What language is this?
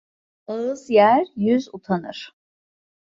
Turkish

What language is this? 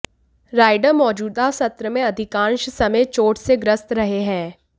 Hindi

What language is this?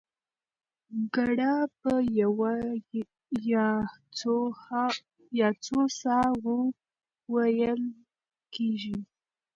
Pashto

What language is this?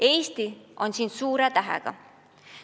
Estonian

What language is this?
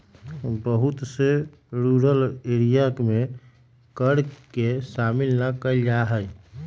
Magahi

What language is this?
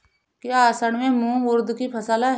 Hindi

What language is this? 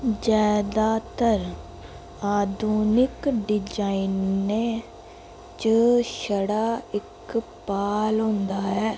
Dogri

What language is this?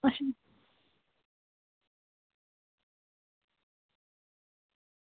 Dogri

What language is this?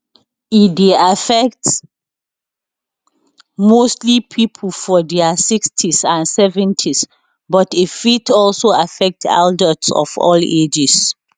Nigerian Pidgin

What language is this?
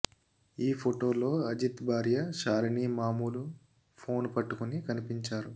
Telugu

